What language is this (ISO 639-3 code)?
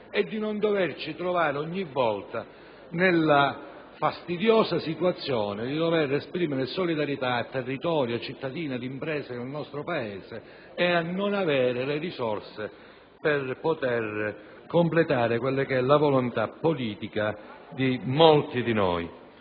ita